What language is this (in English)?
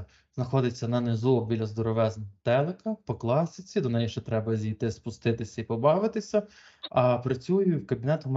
Ukrainian